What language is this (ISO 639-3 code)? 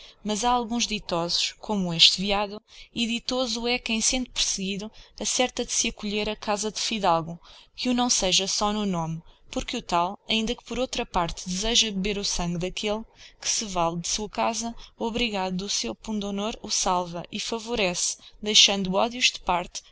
por